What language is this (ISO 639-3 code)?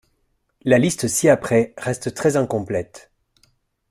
fra